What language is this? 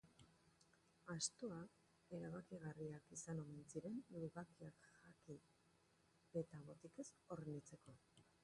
Basque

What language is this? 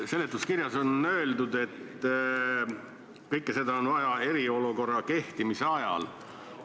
Estonian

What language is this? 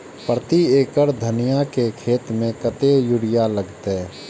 Maithili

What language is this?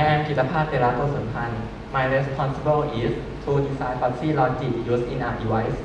Thai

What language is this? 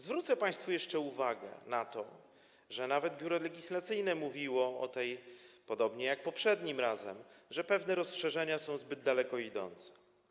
Polish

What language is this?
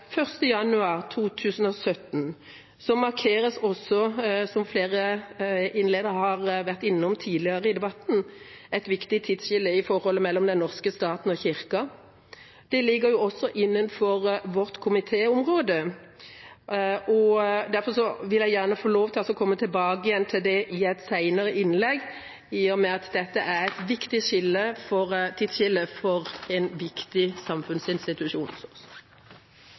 Norwegian Bokmål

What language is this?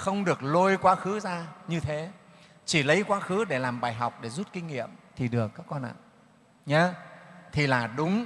Vietnamese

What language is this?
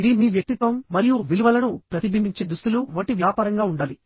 Telugu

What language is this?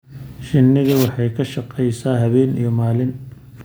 Somali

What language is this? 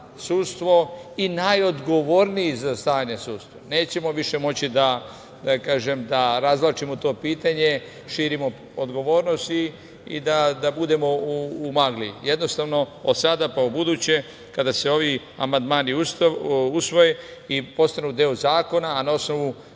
Serbian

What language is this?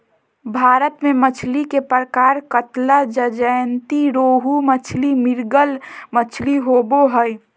Magahi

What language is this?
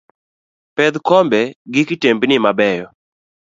Luo (Kenya and Tanzania)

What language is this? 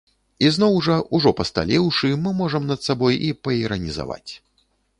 Belarusian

